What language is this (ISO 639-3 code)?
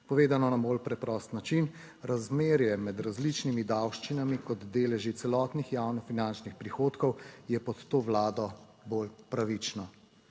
slv